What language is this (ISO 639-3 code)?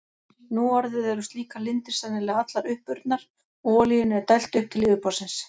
isl